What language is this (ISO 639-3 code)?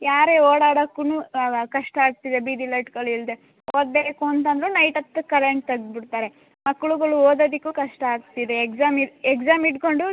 kan